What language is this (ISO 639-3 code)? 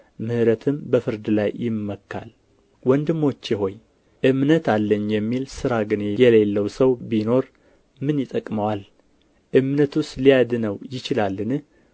amh